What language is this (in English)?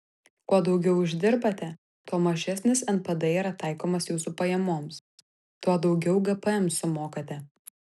Lithuanian